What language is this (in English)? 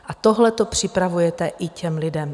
Czech